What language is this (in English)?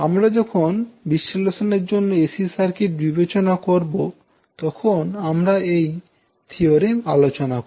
Bangla